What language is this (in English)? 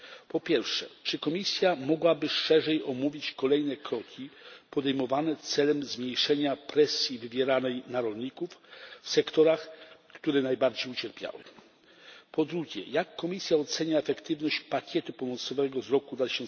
Polish